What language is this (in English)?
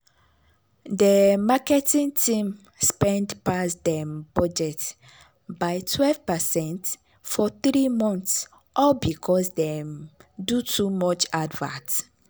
Nigerian Pidgin